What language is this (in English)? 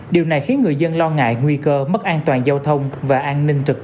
Vietnamese